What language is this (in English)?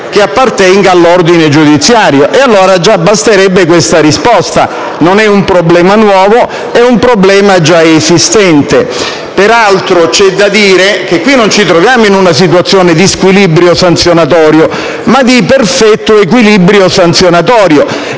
Italian